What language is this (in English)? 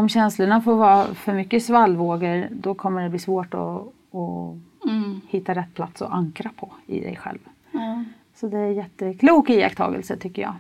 Swedish